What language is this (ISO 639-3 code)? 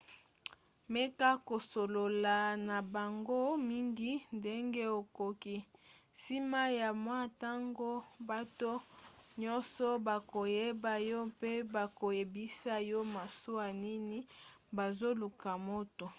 lin